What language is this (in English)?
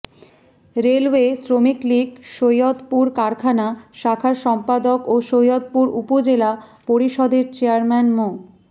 Bangla